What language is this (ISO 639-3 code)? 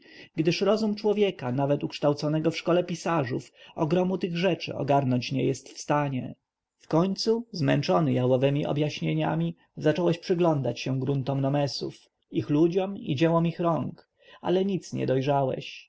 pol